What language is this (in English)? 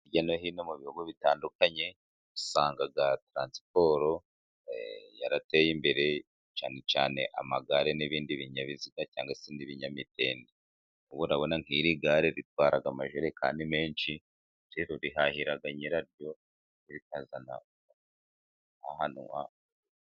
Kinyarwanda